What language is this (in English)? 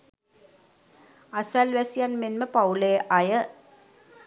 Sinhala